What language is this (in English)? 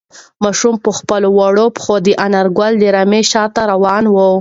Pashto